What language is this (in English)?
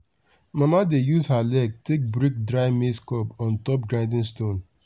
Nigerian Pidgin